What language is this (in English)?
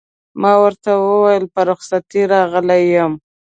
Pashto